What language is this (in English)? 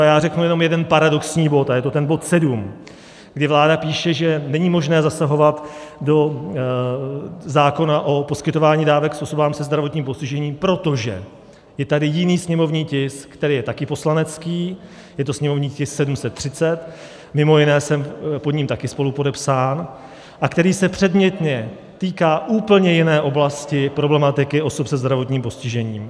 Czech